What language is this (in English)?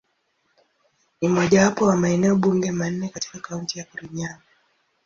Swahili